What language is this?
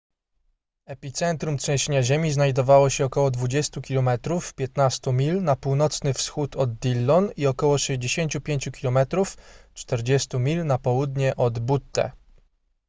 Polish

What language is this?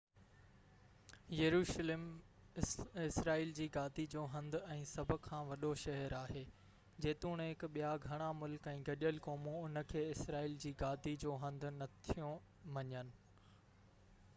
Sindhi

